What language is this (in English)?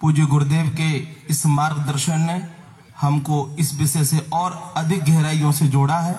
Hindi